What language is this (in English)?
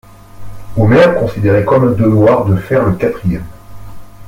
French